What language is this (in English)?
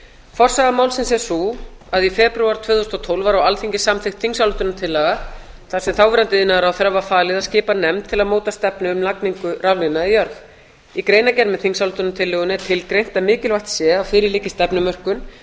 Icelandic